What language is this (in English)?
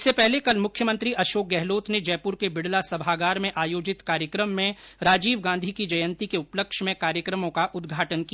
Hindi